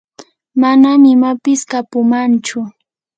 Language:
Yanahuanca Pasco Quechua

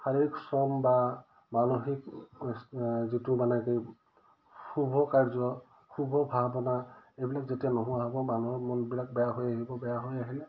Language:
Assamese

